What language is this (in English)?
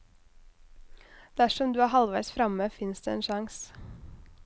Norwegian